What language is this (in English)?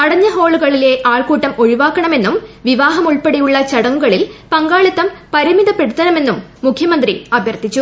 Malayalam